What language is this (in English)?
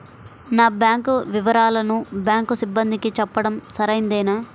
Telugu